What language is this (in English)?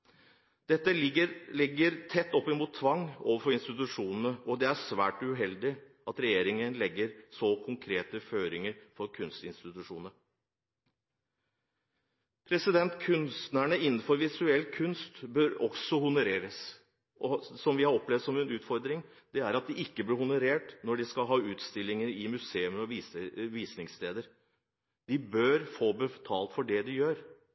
Norwegian Bokmål